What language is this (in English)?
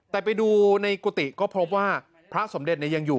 Thai